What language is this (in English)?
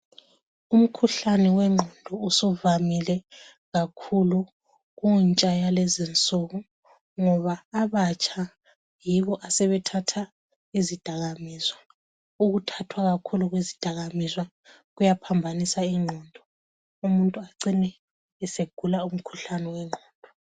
North Ndebele